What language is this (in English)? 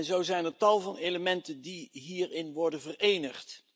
Dutch